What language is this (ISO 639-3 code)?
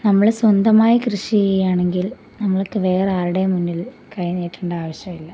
mal